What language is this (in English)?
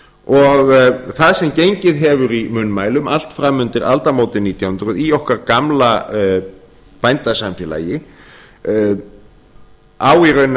Icelandic